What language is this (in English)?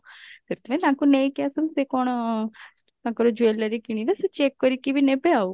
Odia